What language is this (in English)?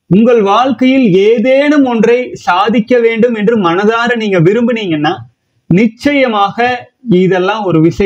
Tamil